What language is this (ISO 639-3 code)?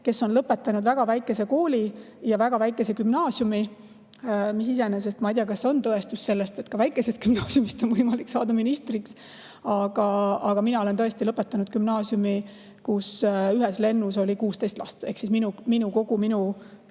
est